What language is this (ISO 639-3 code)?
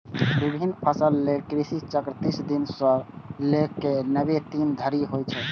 mai